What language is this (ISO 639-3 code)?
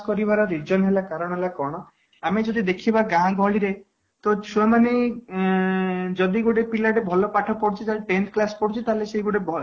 ori